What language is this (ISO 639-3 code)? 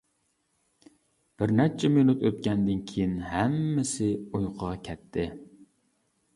uig